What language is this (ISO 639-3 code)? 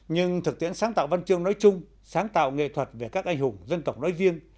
vie